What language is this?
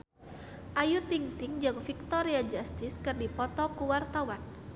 Sundanese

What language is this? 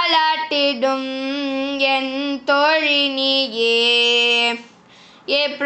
Tamil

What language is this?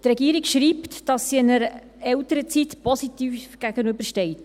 Swiss German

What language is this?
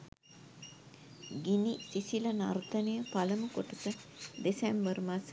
Sinhala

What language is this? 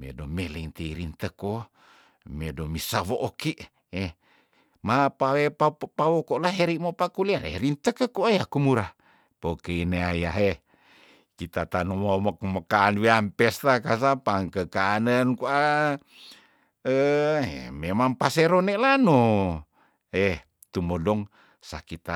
Tondano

